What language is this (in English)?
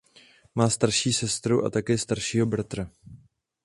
Czech